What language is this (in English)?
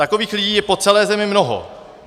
Czech